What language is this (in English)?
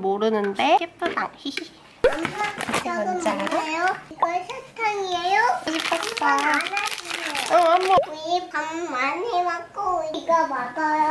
Korean